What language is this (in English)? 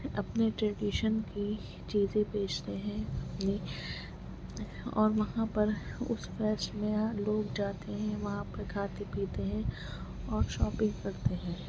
Urdu